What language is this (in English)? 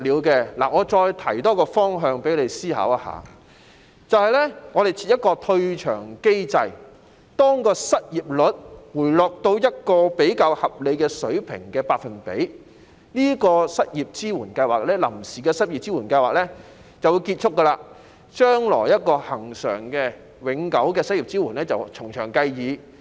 Cantonese